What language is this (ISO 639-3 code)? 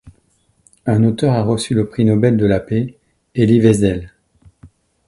fra